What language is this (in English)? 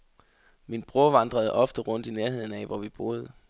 Danish